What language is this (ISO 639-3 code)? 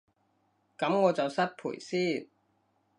yue